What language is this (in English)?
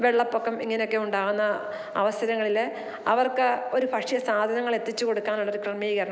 Malayalam